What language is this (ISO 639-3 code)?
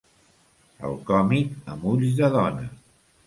cat